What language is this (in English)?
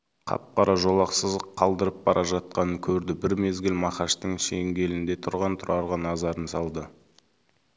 Kazakh